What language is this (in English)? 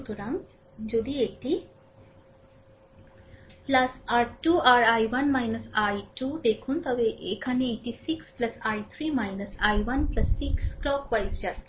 Bangla